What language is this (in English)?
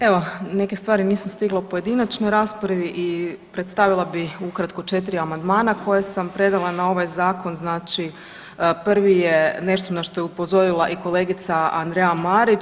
Croatian